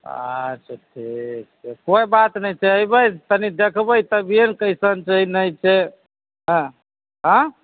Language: Maithili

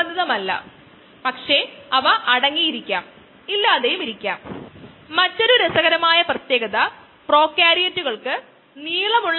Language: Malayalam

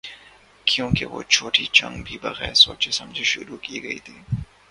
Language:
Urdu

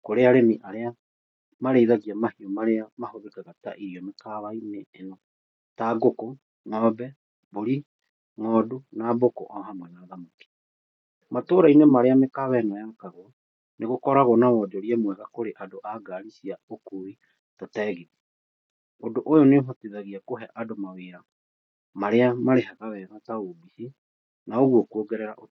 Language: Kikuyu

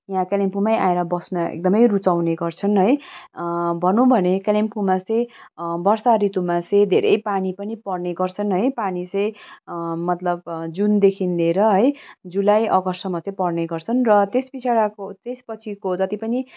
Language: Nepali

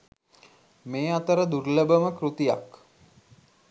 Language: Sinhala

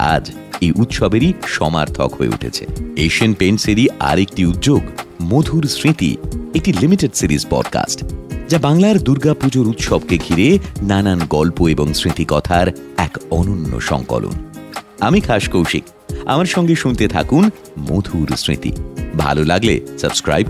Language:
Bangla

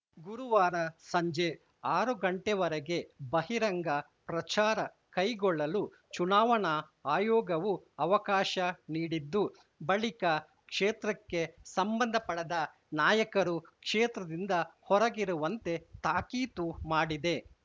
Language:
Kannada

